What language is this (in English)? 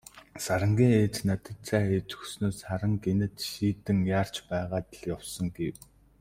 Mongolian